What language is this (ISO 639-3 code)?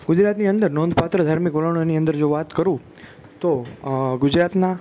guj